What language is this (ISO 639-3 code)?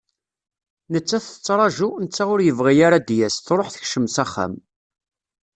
kab